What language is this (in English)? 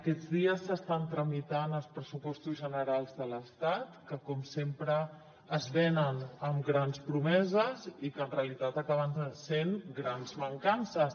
Catalan